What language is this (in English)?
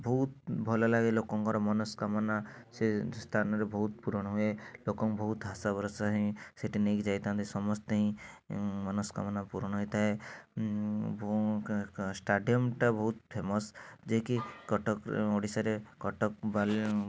Odia